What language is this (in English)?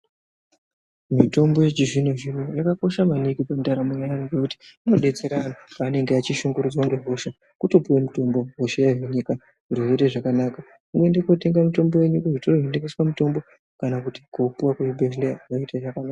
Ndau